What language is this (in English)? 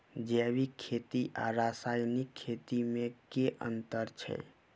Maithili